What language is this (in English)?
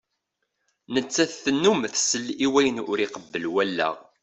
Kabyle